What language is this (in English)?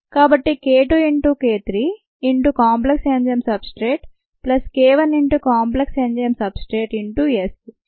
Telugu